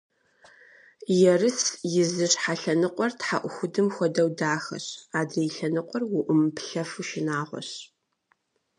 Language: Kabardian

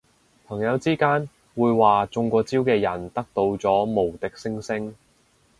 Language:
Cantonese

